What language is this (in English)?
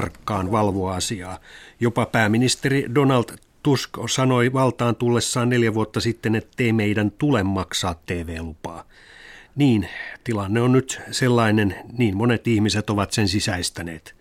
Finnish